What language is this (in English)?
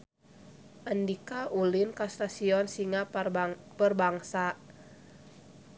Sundanese